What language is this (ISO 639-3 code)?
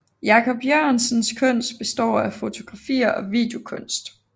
dan